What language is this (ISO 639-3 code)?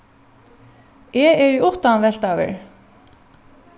fao